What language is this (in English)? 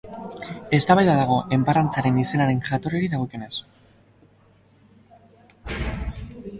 Basque